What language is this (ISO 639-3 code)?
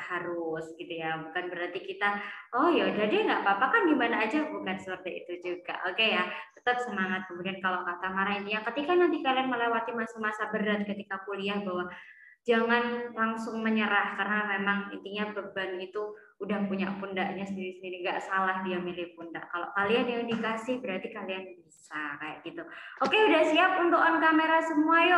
ind